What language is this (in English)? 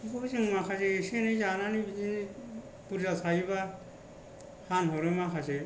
Bodo